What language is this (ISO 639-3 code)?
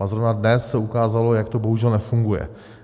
ces